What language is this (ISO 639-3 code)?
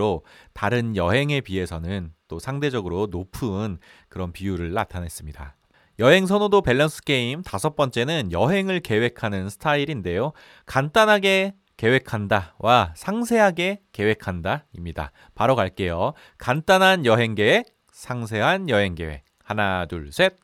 kor